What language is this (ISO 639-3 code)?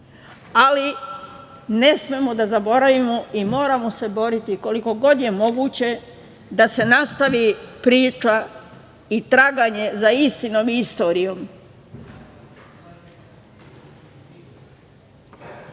srp